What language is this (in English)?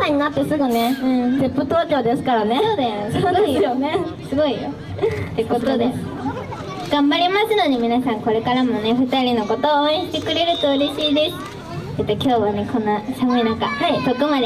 Japanese